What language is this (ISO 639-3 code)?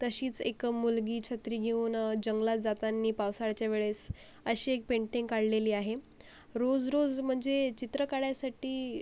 mar